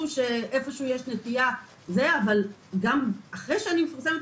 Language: Hebrew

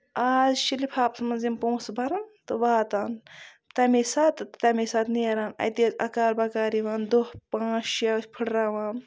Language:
Kashmiri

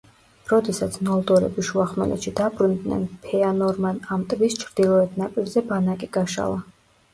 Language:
Georgian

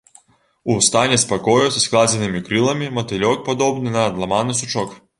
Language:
Belarusian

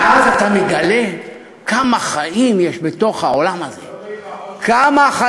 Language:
Hebrew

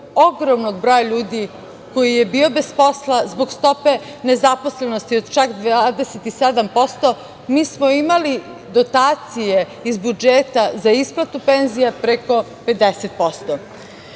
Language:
Serbian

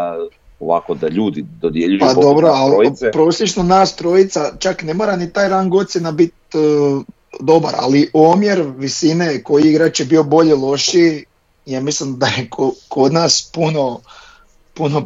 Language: Croatian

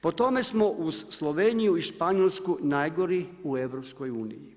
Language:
Croatian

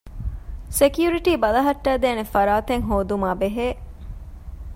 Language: Divehi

